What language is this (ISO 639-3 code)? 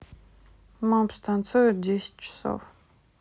rus